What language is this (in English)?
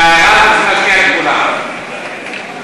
Hebrew